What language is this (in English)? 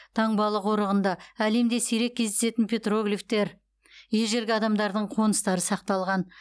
Kazakh